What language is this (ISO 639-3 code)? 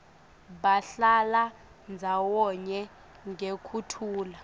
ssw